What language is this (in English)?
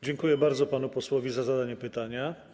Polish